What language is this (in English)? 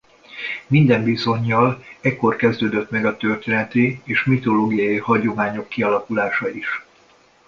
Hungarian